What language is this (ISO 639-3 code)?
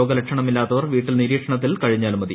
mal